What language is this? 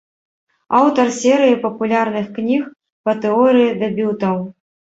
Belarusian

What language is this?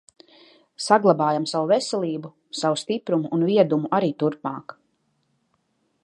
Latvian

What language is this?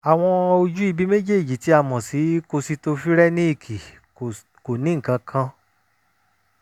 Yoruba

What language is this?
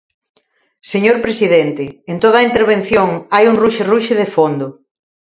Galician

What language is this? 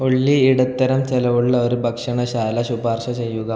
Malayalam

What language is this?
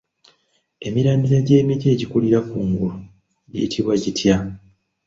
Ganda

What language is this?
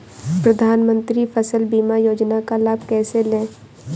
Hindi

